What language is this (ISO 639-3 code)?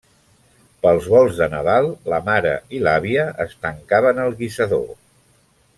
cat